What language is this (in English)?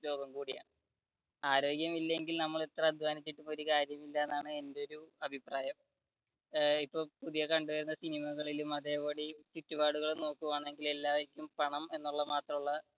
Malayalam